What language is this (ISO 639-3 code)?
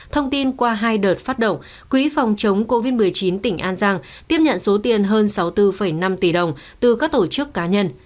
vie